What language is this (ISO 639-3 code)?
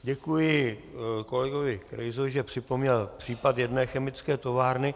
ces